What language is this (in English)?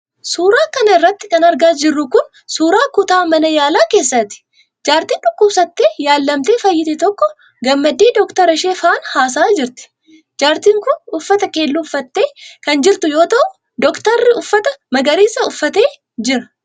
Oromo